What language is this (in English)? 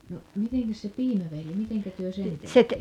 Finnish